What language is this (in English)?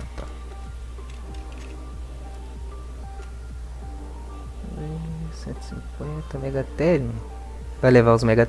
Portuguese